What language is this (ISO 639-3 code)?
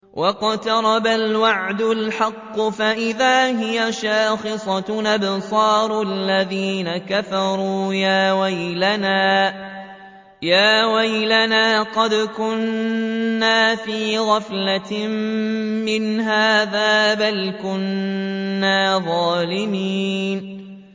ara